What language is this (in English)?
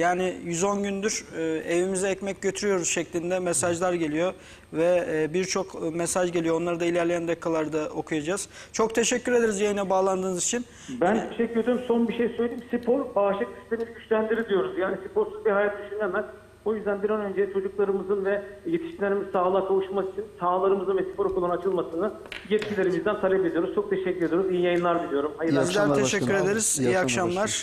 Turkish